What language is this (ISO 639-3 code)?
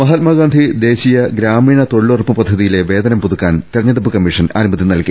mal